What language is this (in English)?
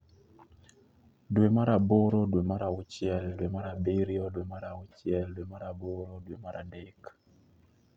Luo (Kenya and Tanzania)